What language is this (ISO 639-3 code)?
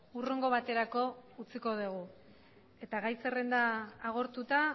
eus